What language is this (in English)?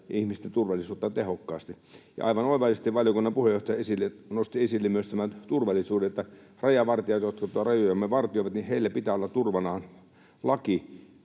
Finnish